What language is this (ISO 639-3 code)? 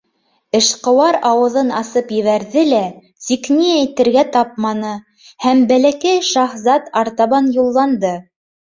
bak